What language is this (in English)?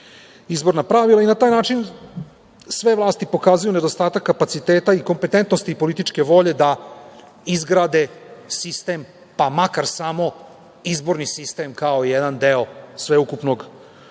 Serbian